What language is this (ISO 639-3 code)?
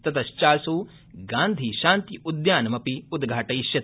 san